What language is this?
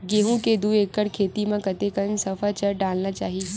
Chhattisgarhi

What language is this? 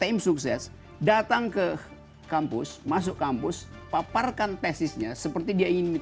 Indonesian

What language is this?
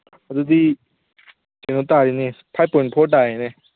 Manipuri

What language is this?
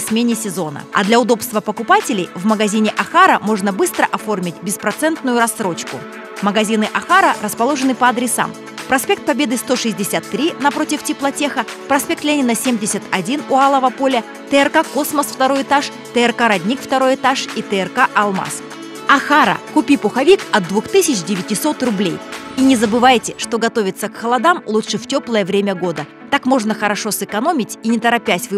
Russian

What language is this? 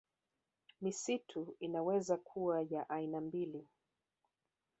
Swahili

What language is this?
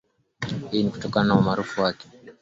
Swahili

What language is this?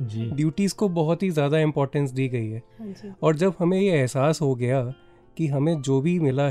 Hindi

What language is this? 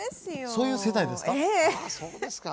Japanese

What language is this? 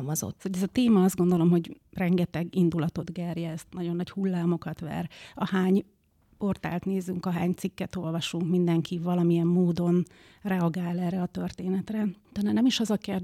Hungarian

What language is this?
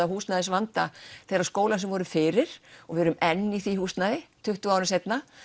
Icelandic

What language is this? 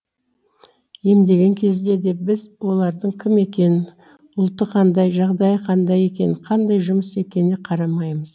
Kazakh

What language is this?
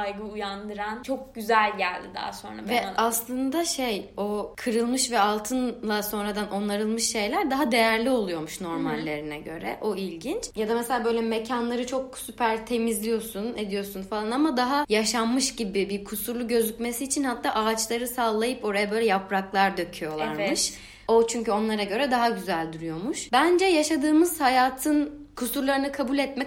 Turkish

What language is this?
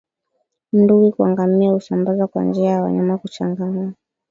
Swahili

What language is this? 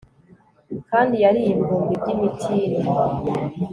Kinyarwanda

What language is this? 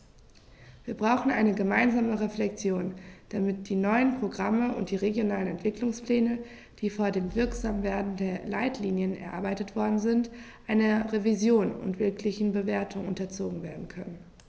German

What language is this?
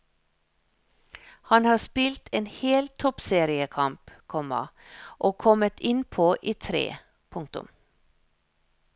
Norwegian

